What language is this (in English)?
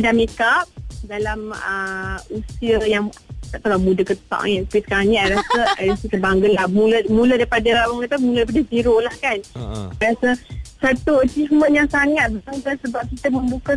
Malay